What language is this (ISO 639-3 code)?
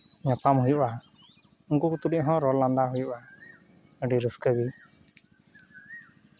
sat